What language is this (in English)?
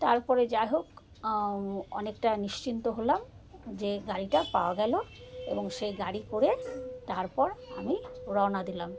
Bangla